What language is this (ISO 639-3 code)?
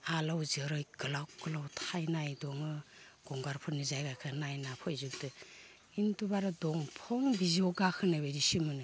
brx